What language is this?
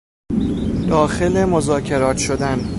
Persian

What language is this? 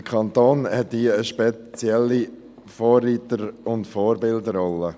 Swiss German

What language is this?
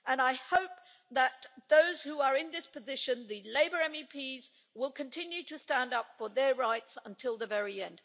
English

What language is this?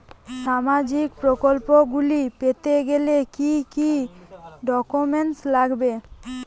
Bangla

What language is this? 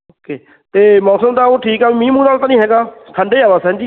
Punjabi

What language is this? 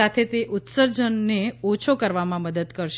Gujarati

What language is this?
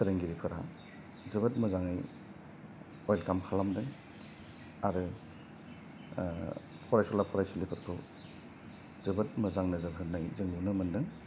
Bodo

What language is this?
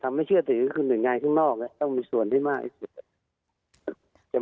Thai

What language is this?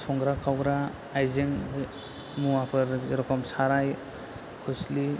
Bodo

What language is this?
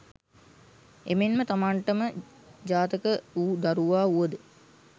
Sinhala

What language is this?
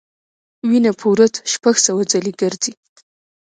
Pashto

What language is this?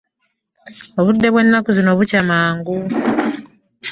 Ganda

